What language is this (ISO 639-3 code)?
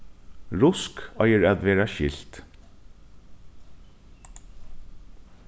fao